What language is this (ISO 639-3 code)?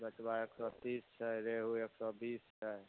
mai